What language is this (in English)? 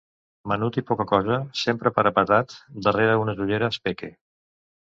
Catalan